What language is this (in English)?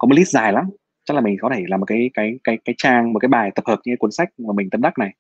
Vietnamese